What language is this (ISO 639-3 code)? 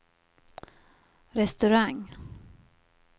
swe